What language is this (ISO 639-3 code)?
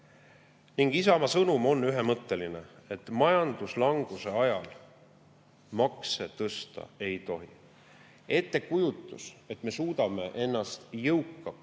est